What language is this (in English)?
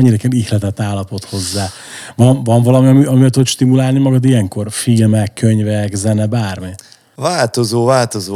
Hungarian